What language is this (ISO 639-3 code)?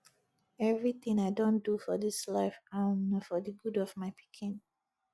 pcm